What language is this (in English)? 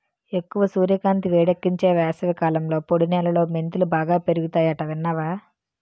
Telugu